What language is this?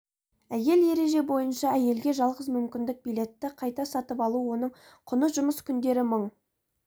Kazakh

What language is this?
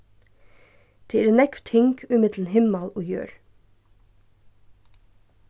Faroese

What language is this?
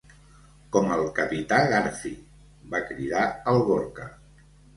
Catalan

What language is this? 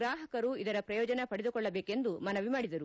Kannada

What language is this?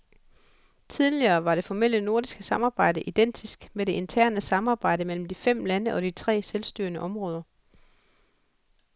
Danish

